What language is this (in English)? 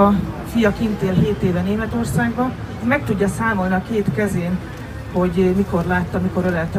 Hungarian